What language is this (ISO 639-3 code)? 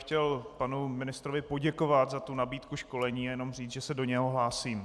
ces